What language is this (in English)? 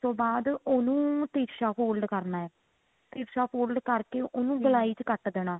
Punjabi